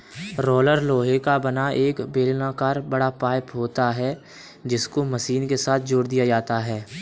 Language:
Hindi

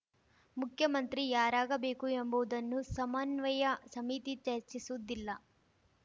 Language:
Kannada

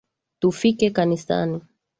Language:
Swahili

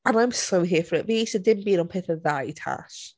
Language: Welsh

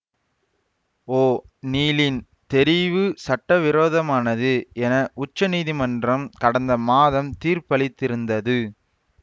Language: Tamil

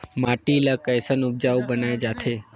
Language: Chhattisgarhi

